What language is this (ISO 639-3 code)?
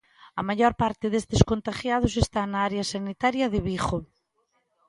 glg